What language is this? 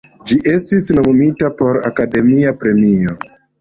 Esperanto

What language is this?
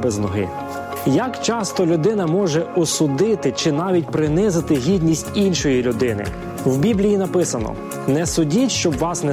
Ukrainian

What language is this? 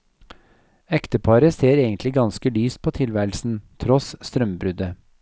Norwegian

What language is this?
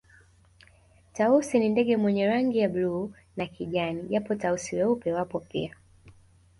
Swahili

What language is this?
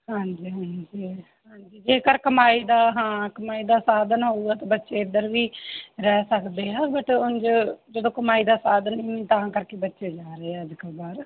Punjabi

